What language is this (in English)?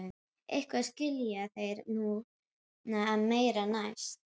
Icelandic